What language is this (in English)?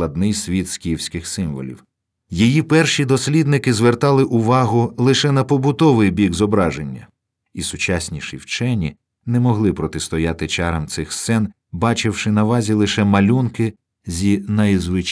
Ukrainian